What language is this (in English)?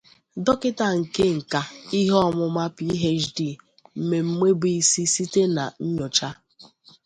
Igbo